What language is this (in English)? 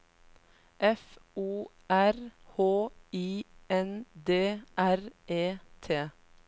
Norwegian